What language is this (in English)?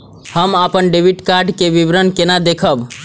Maithili